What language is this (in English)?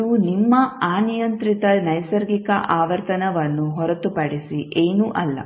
Kannada